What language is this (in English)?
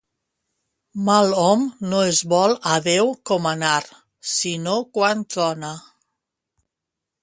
Catalan